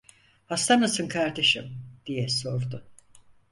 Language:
Turkish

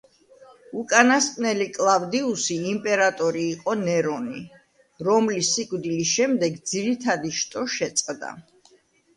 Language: Georgian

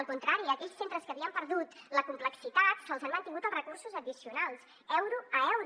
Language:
Catalan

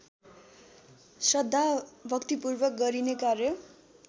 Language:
Nepali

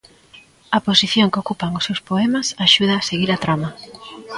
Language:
Galician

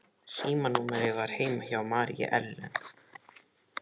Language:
Icelandic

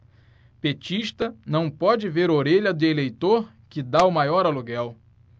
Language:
Portuguese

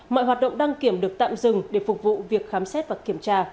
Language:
Vietnamese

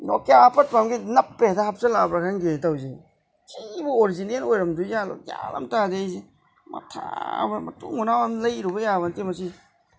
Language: Manipuri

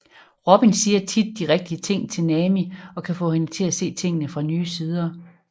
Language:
Danish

